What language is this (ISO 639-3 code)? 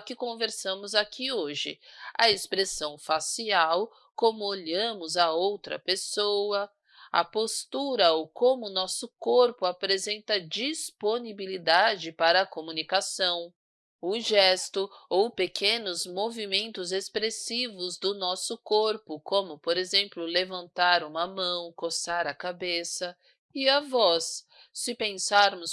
por